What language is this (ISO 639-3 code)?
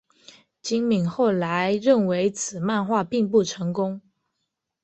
zho